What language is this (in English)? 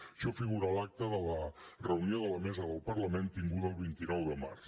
Catalan